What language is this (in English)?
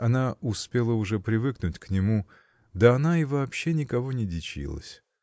Russian